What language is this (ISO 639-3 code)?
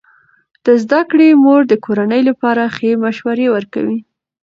pus